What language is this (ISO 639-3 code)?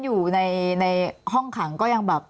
tha